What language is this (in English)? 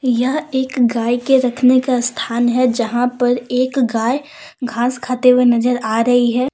Hindi